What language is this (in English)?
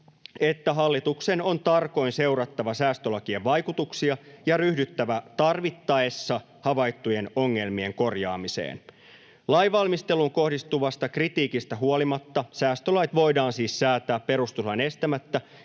Finnish